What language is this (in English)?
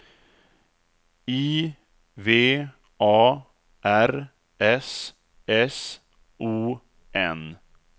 Swedish